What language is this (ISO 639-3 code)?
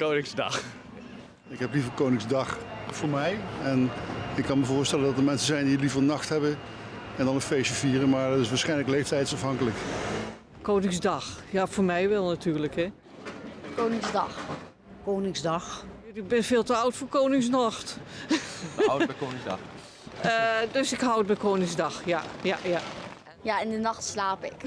nld